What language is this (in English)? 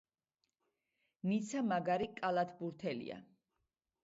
Georgian